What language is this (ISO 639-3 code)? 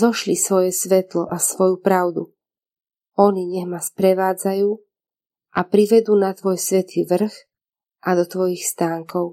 slk